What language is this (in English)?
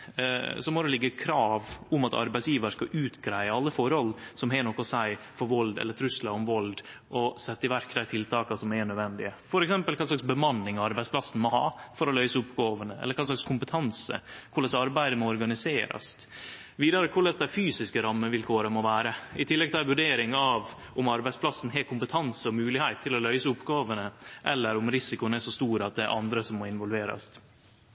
Norwegian Nynorsk